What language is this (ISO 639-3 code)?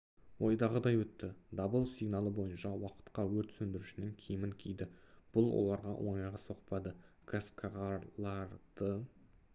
kaz